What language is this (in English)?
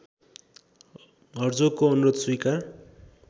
Nepali